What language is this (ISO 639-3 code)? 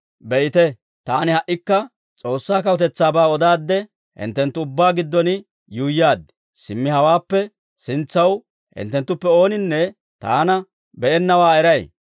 dwr